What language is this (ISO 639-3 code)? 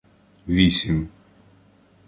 ukr